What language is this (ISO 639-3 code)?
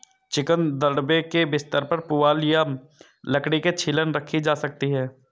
hin